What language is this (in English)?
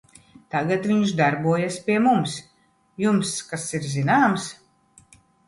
Latvian